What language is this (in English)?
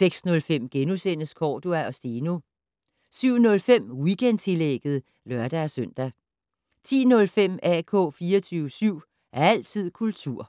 Danish